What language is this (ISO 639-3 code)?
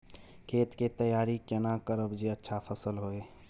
mai